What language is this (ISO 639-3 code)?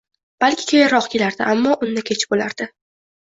uzb